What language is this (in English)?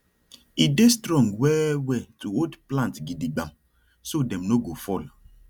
Nigerian Pidgin